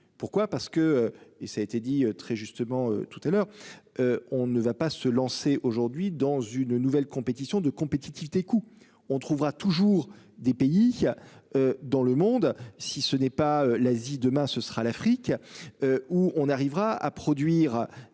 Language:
French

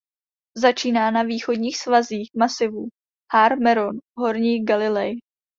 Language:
Czech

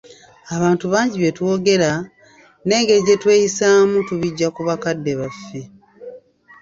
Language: Ganda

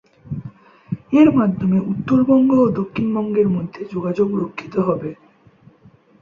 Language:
Bangla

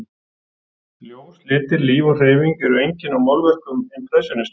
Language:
Icelandic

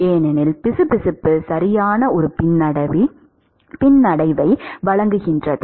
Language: Tamil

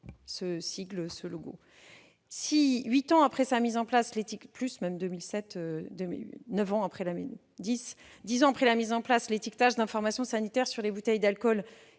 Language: French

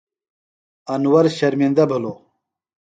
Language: Phalura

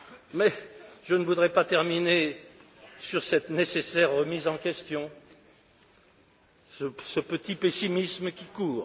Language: French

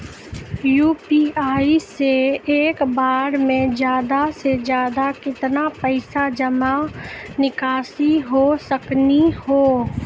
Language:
Maithili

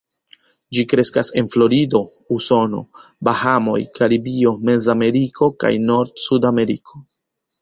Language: Esperanto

